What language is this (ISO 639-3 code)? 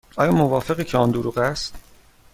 fas